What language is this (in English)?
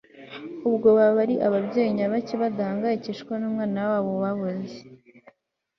Kinyarwanda